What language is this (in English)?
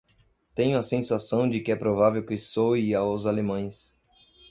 Portuguese